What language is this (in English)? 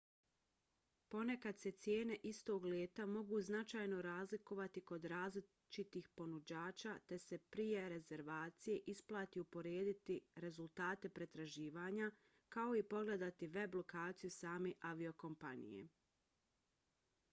Bosnian